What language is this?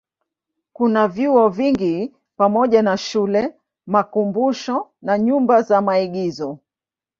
Swahili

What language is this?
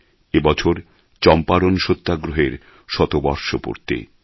Bangla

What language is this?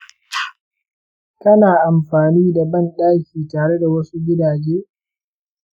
Hausa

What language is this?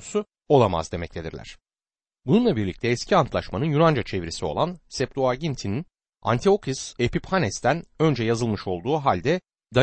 Turkish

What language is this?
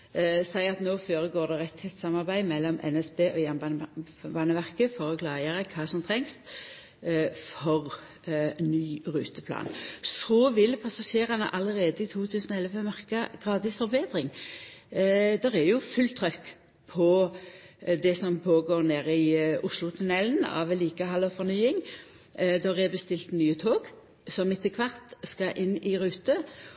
Norwegian Nynorsk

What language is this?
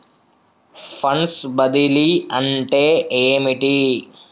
Telugu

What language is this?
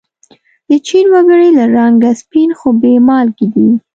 Pashto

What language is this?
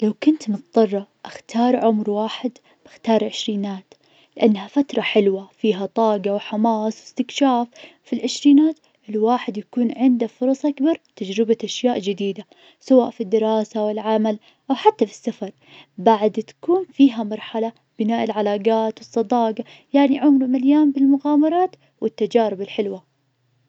Najdi Arabic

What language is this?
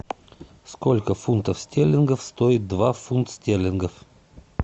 Russian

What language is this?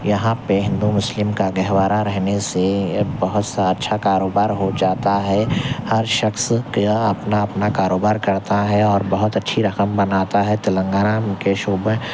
Urdu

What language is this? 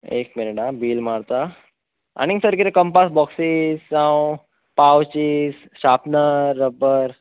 Konkani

